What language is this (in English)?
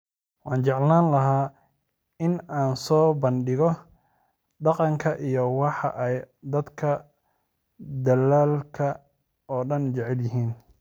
Somali